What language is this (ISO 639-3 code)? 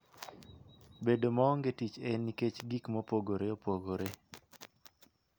luo